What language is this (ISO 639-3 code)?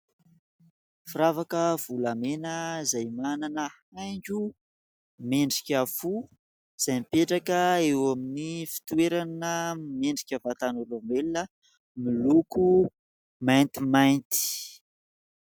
mlg